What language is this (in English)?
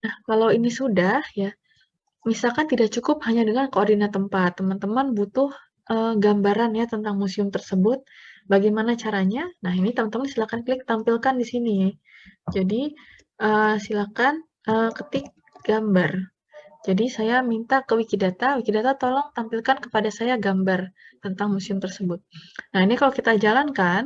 Indonesian